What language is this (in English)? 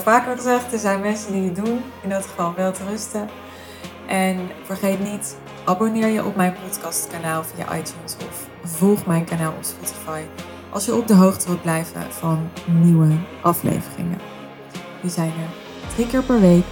Dutch